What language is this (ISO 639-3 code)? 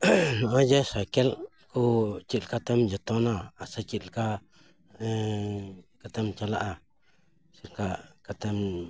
sat